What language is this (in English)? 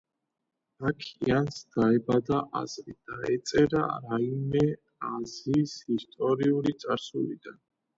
Georgian